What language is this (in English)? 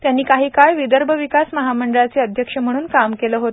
Marathi